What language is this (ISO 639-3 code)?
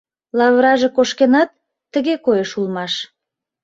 chm